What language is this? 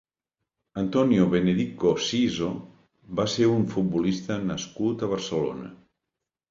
Catalan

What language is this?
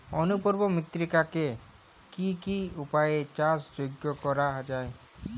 Bangla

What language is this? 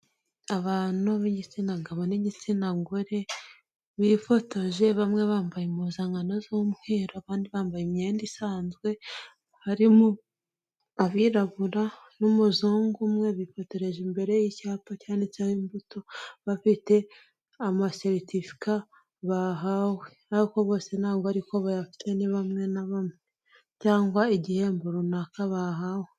Kinyarwanda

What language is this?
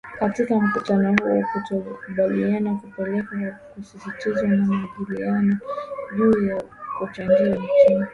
Swahili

